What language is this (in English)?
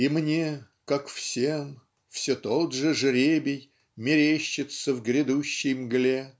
Russian